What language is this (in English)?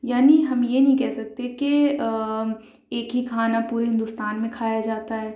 Urdu